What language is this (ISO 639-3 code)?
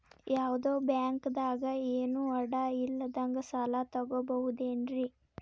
kan